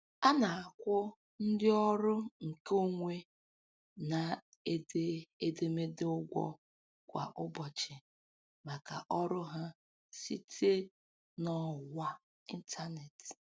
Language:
Igbo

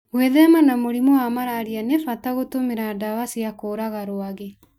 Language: Kikuyu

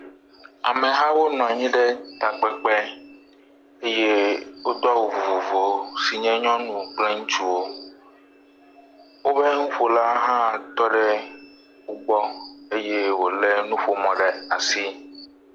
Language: Ewe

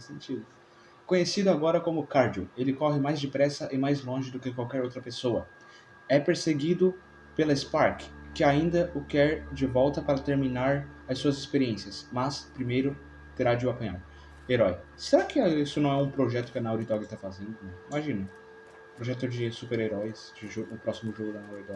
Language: Portuguese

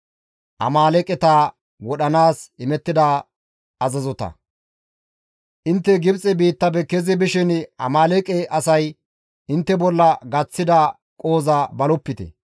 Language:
Gamo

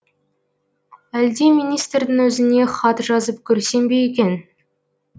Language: Kazakh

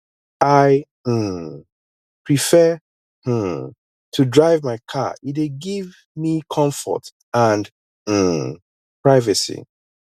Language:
Nigerian Pidgin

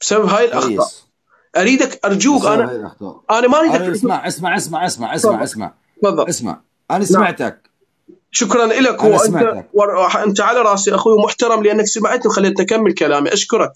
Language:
Arabic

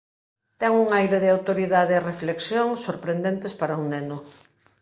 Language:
Galician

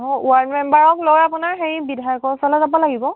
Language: Assamese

